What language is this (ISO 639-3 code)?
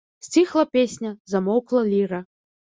bel